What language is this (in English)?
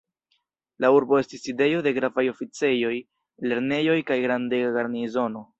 Esperanto